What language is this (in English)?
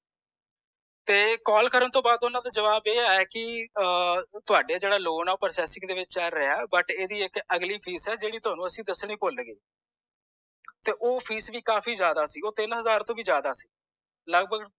Punjabi